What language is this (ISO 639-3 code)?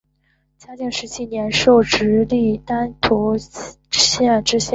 zho